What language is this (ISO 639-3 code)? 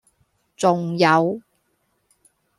yue